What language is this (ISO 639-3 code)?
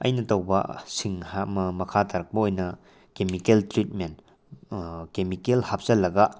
mni